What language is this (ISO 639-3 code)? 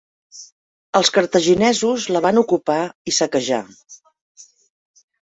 cat